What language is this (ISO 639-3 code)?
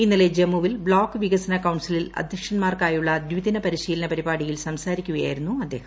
mal